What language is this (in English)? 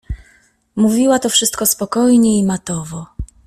Polish